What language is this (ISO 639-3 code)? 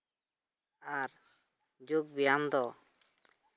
sat